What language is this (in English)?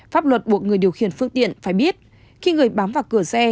Vietnamese